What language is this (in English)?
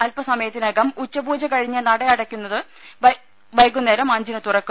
Malayalam